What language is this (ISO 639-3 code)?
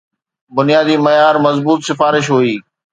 snd